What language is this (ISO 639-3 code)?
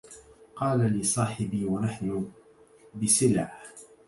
ara